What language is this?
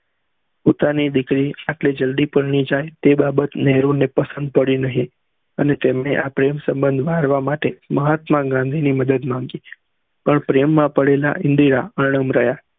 Gujarati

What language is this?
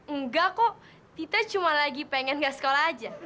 Indonesian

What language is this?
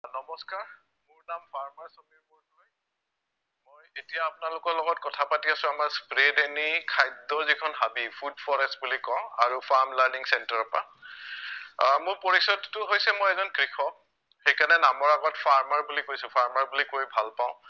Assamese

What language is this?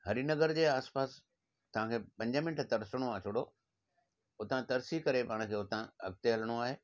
Sindhi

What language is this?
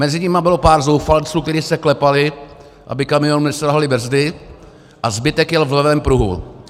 Czech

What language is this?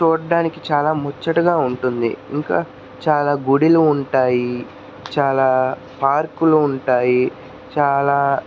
Telugu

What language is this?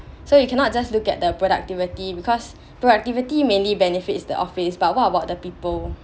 English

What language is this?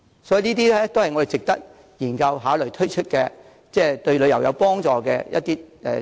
Cantonese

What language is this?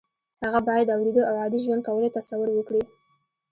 Pashto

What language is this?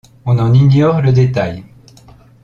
French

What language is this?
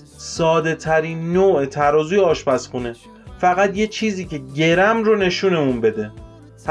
Persian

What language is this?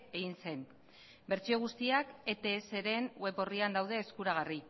Basque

